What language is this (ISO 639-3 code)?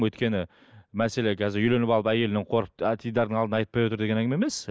kaz